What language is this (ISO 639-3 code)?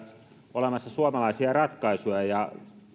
fin